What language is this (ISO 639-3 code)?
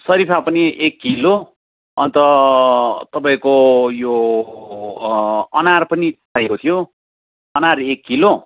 nep